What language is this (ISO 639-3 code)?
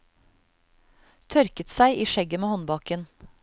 nor